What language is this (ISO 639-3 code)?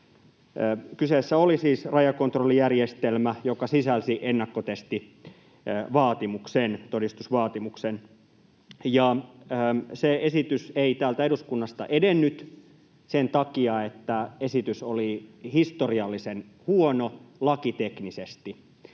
fin